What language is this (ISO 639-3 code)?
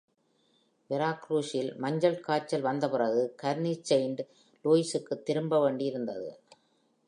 tam